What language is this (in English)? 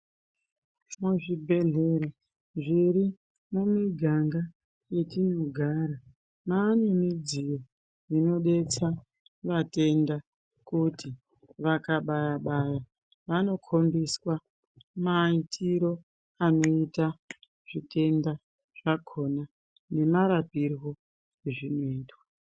Ndau